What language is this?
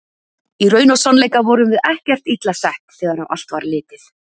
Icelandic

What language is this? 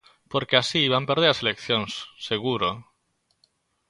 Galician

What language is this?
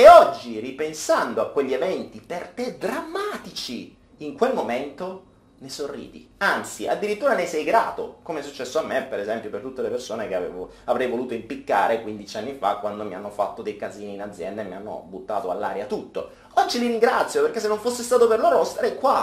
Italian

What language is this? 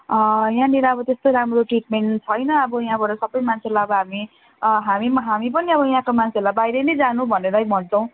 Nepali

